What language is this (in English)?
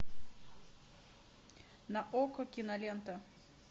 Russian